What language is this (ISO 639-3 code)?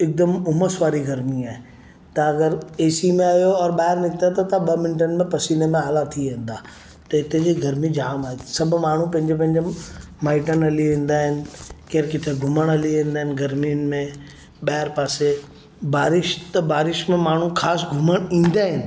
snd